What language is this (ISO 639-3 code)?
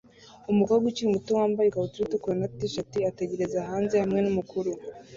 kin